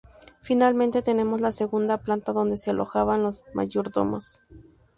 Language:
Spanish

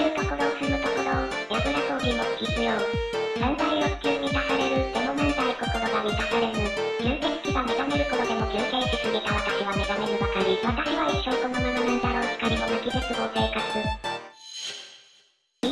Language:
Japanese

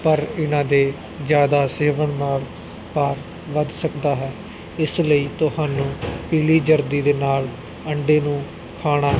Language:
Punjabi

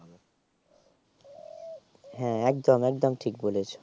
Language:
Bangla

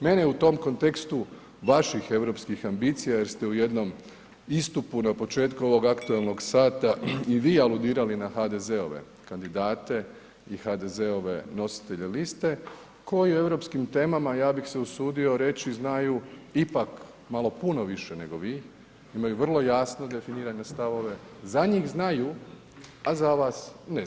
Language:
Croatian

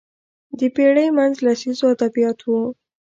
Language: Pashto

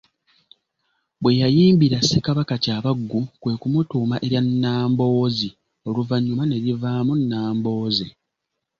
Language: Ganda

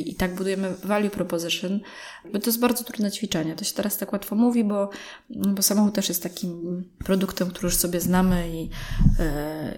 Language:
Polish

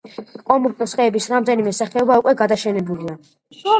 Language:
Georgian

